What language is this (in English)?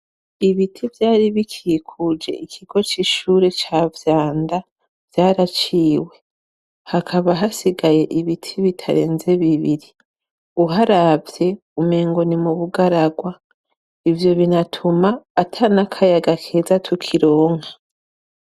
Rundi